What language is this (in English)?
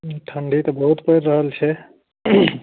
Maithili